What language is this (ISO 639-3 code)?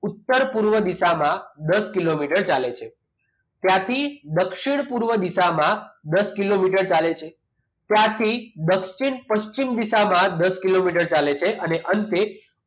guj